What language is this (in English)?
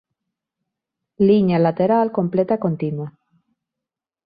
Galician